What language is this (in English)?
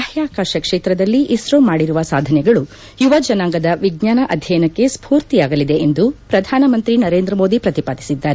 Kannada